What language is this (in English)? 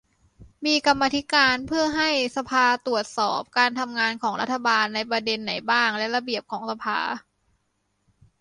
Thai